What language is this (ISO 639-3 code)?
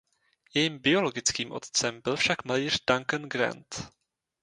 ces